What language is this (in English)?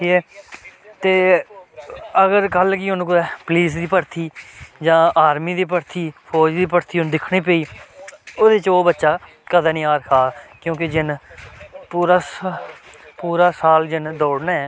Dogri